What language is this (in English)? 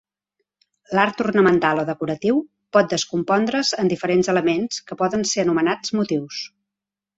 Catalan